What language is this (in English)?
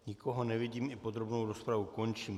Czech